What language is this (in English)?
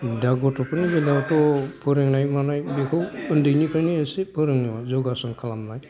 Bodo